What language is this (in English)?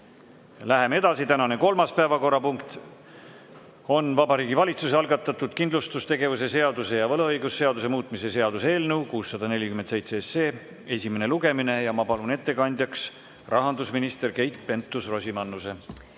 Estonian